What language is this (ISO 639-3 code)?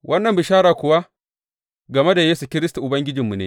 hau